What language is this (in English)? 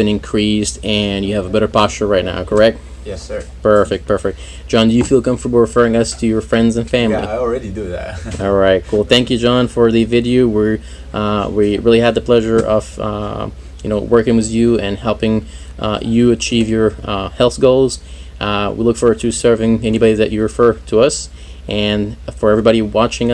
English